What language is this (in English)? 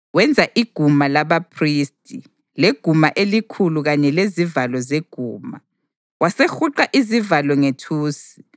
North Ndebele